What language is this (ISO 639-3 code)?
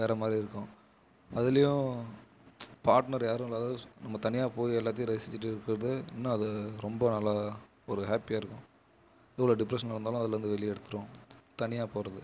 tam